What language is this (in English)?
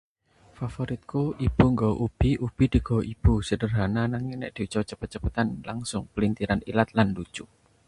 Javanese